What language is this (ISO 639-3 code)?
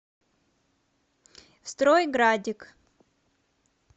rus